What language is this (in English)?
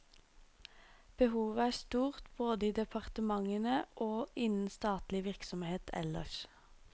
Norwegian